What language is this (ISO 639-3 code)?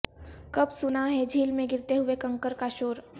urd